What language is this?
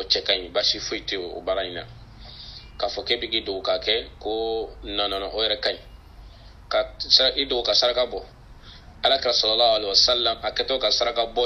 French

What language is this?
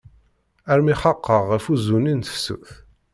Kabyle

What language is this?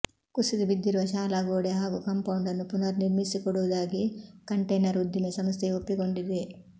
Kannada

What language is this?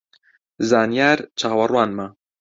Central Kurdish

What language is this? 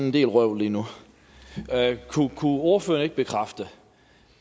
Danish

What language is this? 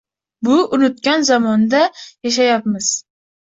Uzbek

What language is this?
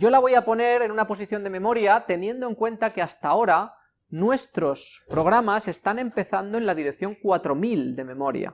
Spanish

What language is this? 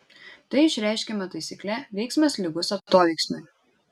Lithuanian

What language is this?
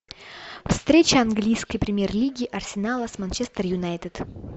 Russian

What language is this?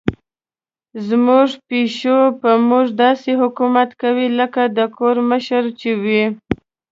Pashto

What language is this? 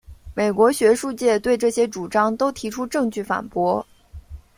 Chinese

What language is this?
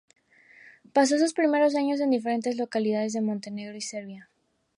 Spanish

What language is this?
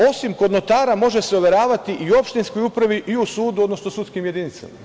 Serbian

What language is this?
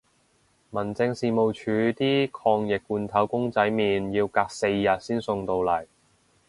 Cantonese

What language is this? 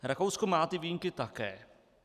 Czech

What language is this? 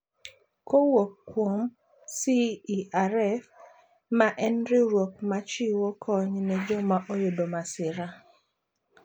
Luo (Kenya and Tanzania)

